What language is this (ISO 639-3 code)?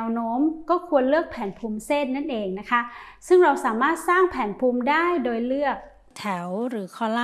tha